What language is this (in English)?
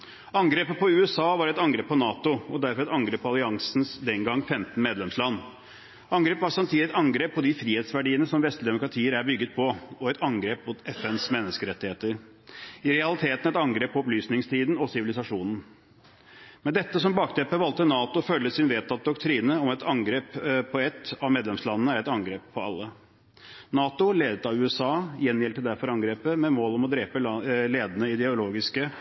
Norwegian Bokmål